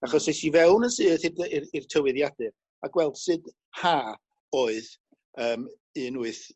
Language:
Welsh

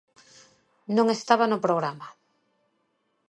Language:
Galician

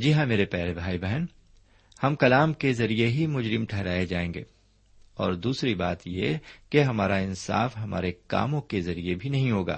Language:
Urdu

